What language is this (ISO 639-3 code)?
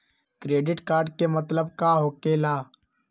mag